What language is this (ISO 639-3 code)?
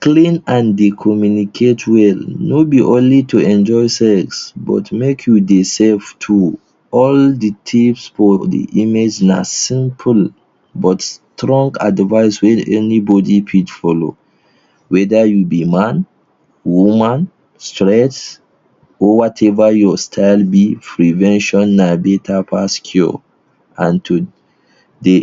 pcm